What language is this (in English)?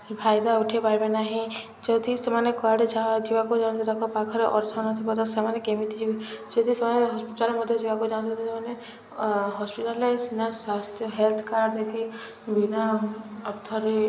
Odia